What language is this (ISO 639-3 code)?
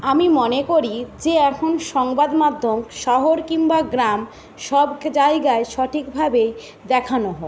ben